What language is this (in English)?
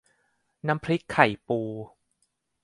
Thai